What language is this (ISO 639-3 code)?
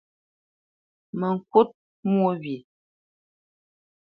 bce